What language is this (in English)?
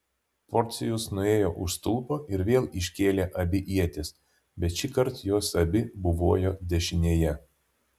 Lithuanian